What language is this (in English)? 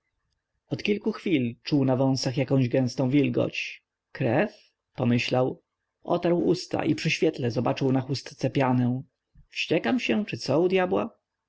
Polish